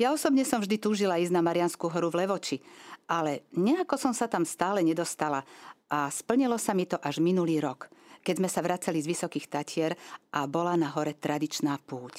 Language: Slovak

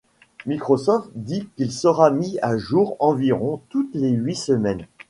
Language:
French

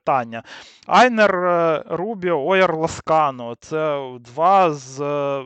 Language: Ukrainian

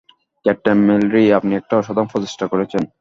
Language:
Bangla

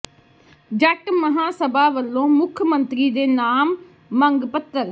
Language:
Punjabi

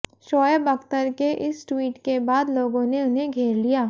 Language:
Hindi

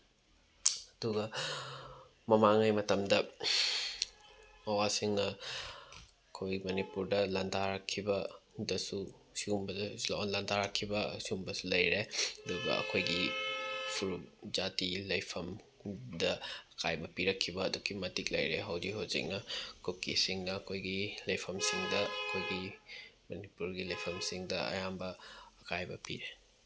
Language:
Manipuri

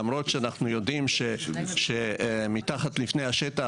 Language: Hebrew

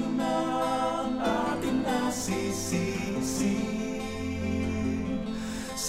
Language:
Filipino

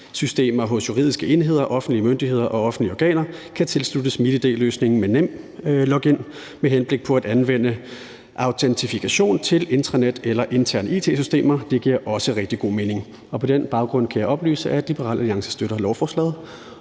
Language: Danish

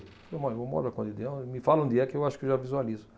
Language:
Portuguese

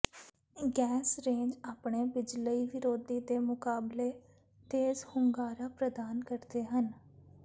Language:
Punjabi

